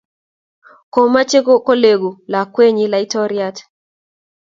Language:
Kalenjin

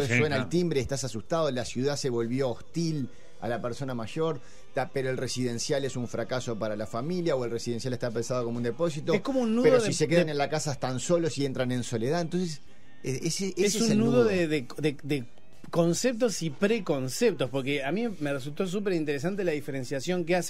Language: Spanish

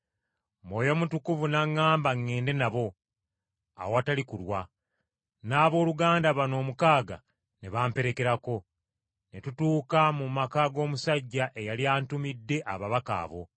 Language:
Ganda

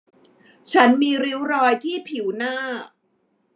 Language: Thai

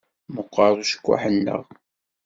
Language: Kabyle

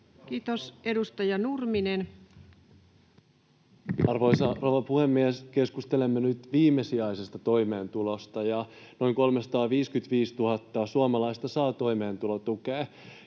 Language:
Finnish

